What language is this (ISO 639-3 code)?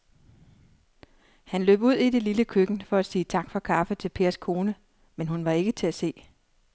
dan